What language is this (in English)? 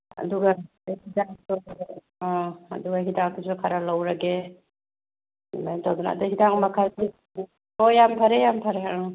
Manipuri